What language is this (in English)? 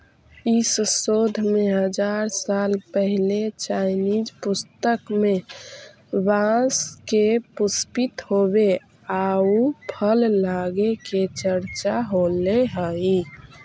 Magahi